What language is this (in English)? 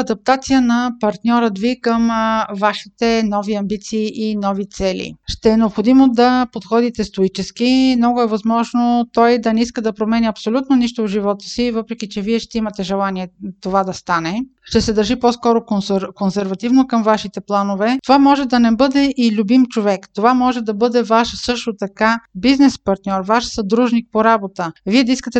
Bulgarian